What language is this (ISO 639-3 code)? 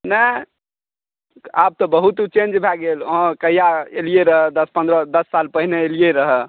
mai